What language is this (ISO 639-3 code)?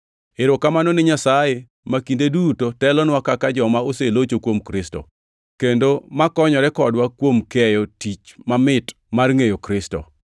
luo